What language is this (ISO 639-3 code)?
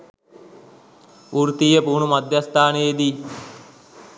sin